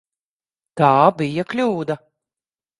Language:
Latvian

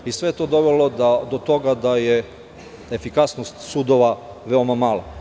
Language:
Serbian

